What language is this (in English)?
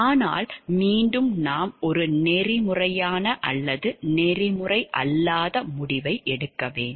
Tamil